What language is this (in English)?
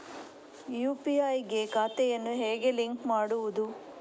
Kannada